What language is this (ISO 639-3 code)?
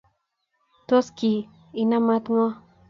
kln